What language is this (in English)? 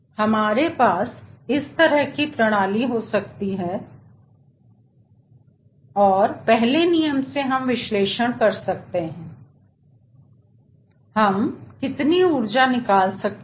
Hindi